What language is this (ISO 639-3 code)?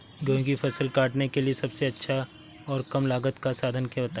hin